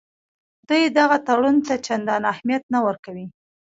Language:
Pashto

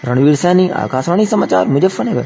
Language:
Hindi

